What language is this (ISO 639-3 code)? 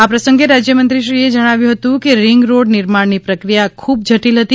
guj